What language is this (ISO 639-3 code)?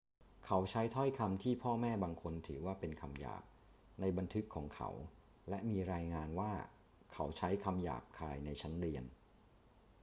tha